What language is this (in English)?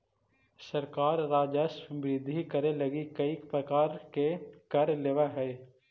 Magahi